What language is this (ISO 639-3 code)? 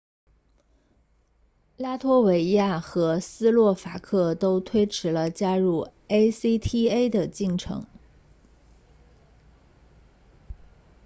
zho